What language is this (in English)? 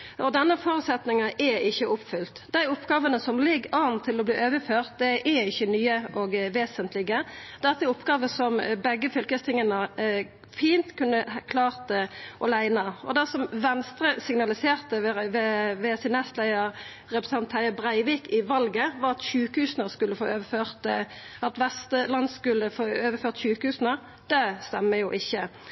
Norwegian Nynorsk